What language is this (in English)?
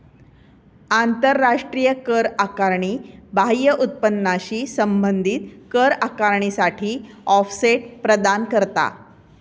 Marathi